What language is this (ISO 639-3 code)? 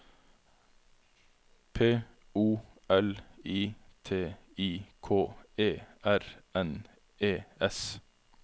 nor